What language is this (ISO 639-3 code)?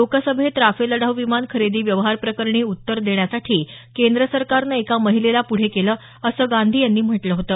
mar